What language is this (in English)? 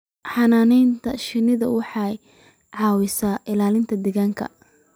Somali